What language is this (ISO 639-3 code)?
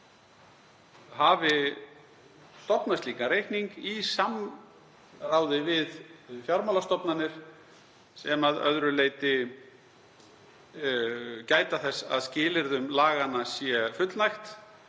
isl